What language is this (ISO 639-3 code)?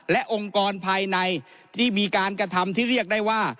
tha